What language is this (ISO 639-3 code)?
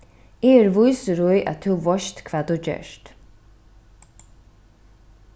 fao